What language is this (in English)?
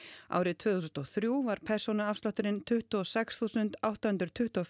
Icelandic